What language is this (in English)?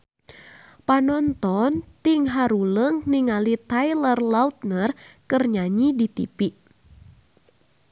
Sundanese